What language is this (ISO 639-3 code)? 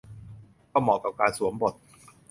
tha